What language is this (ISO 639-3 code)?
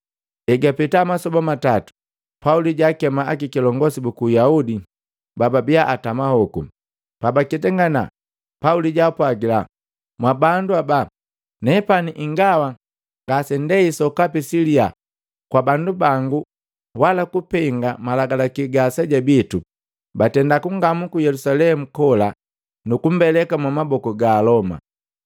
mgv